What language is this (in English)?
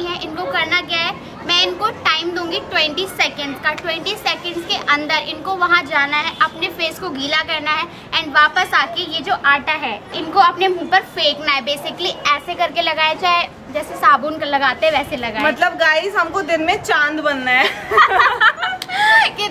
Hindi